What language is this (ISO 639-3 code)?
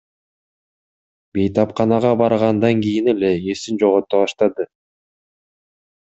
kir